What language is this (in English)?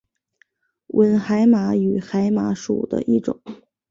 Chinese